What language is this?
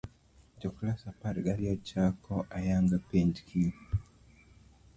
Luo (Kenya and Tanzania)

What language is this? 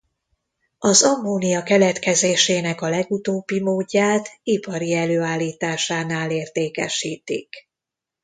Hungarian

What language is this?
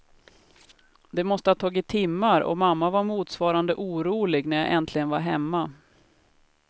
Swedish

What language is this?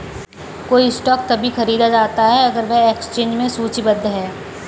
Hindi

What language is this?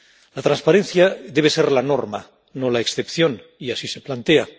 Spanish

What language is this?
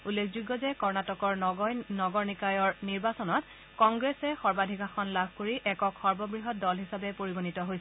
Assamese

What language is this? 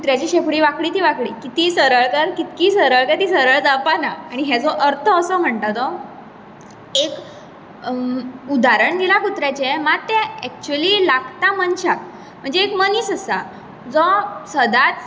Konkani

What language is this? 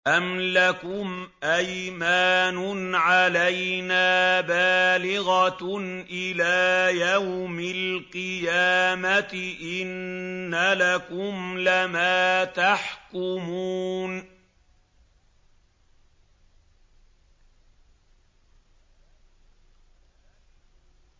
Arabic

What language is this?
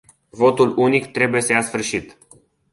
Romanian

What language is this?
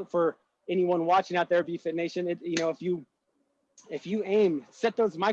English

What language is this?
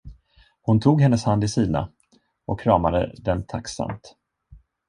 Swedish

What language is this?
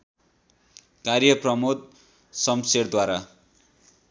Nepali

